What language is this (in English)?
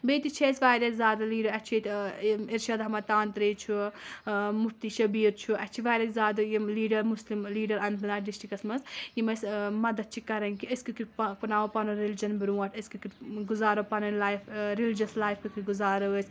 Kashmiri